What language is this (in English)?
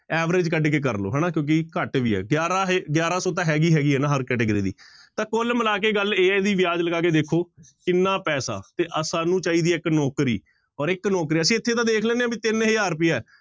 Punjabi